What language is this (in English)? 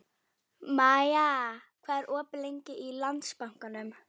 Icelandic